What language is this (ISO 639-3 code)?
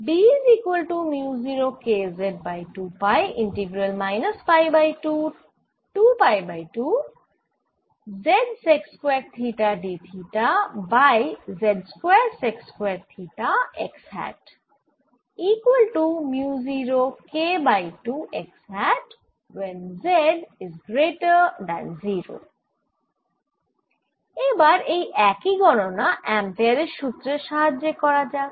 ben